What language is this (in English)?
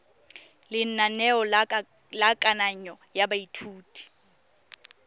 Tswana